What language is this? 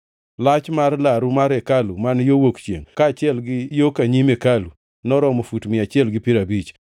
Luo (Kenya and Tanzania)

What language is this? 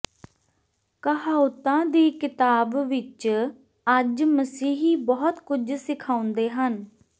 Punjabi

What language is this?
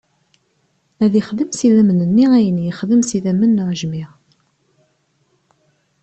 Kabyle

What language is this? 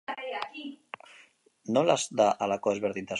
Basque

